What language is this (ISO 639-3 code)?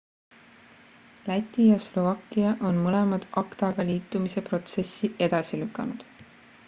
est